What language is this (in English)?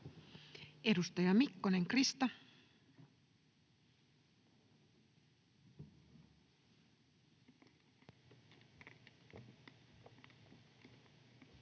Finnish